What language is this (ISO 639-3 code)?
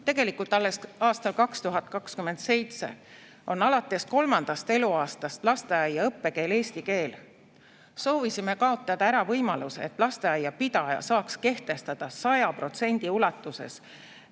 est